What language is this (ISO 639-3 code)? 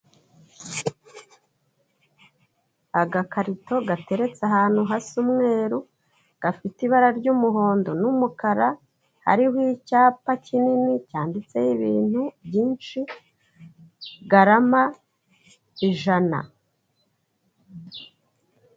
kin